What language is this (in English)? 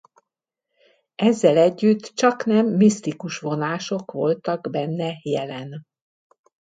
Hungarian